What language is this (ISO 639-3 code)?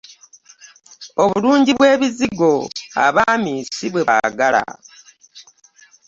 lug